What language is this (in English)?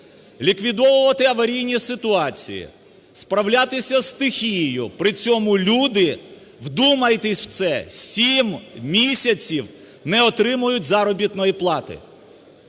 Ukrainian